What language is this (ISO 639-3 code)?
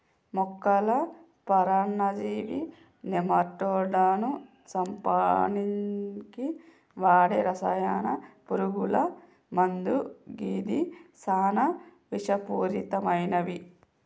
tel